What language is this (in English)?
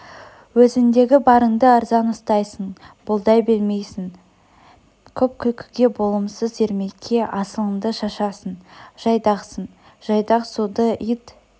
Kazakh